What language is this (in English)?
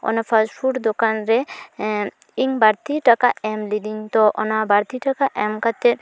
Santali